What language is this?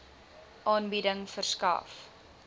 Afrikaans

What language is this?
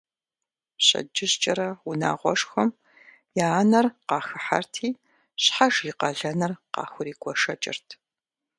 Kabardian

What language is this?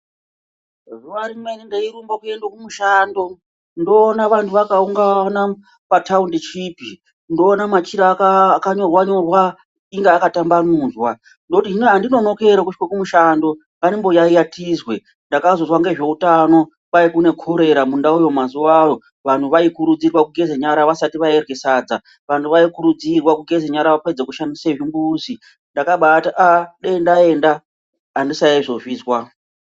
Ndau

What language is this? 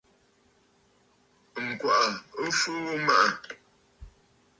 Bafut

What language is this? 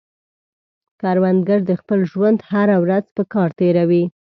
Pashto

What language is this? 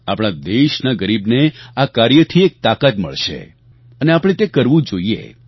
Gujarati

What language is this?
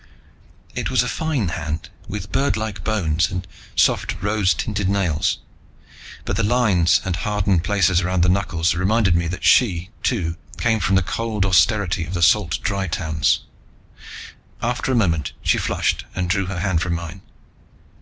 English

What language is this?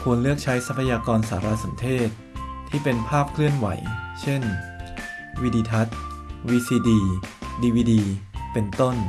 Thai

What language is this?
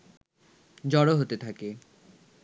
Bangla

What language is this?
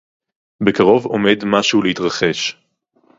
Hebrew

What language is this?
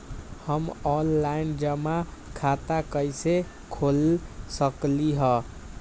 Magahi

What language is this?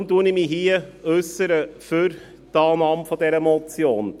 Swiss German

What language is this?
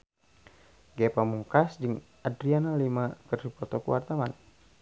Sundanese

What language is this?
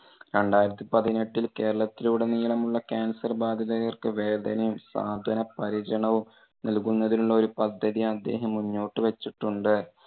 Malayalam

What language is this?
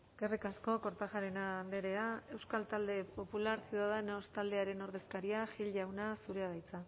Basque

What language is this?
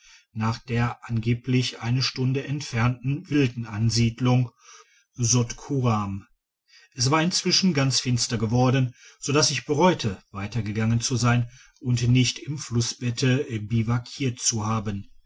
German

